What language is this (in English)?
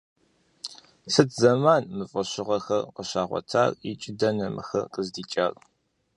Kabardian